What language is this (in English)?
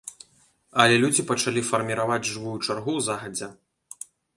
Belarusian